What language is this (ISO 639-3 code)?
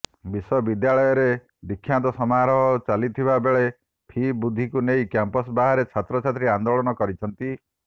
ori